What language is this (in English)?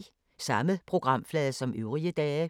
Danish